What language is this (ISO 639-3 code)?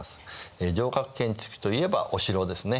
jpn